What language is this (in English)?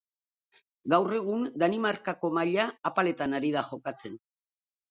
Basque